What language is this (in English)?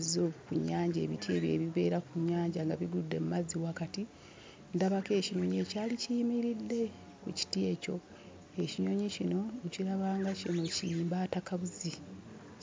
Ganda